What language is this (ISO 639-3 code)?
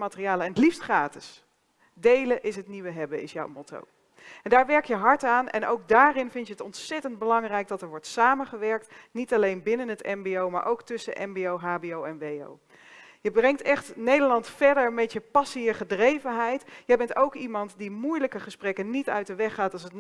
nld